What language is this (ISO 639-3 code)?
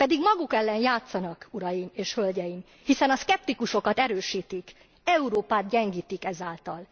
hun